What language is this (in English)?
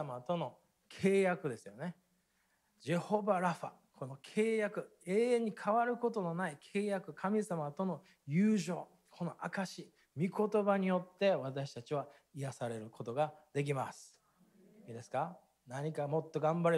Japanese